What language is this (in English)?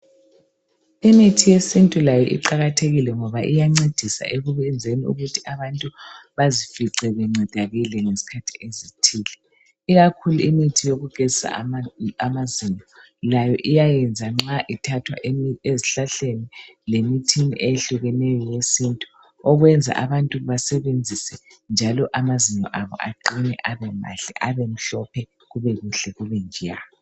North Ndebele